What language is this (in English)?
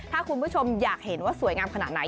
Thai